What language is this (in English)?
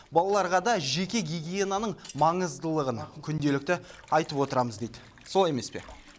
Kazakh